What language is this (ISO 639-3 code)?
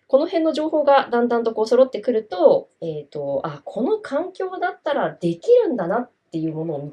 jpn